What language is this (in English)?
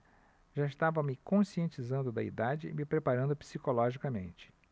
Portuguese